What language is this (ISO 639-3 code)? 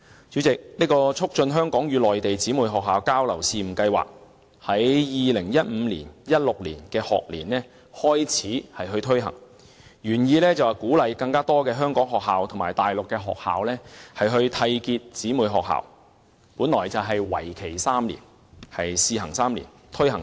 yue